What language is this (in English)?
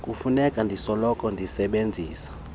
Xhosa